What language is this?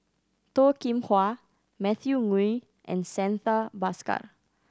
English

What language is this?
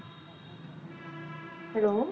Punjabi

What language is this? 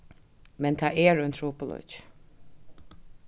Faroese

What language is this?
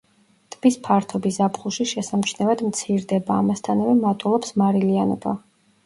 Georgian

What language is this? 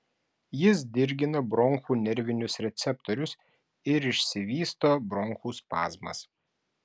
Lithuanian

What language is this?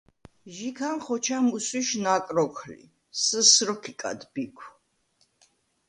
Svan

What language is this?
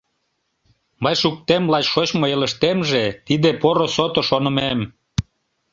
Mari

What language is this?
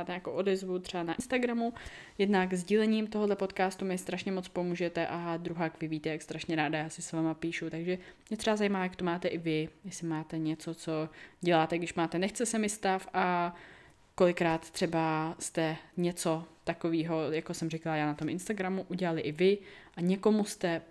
Czech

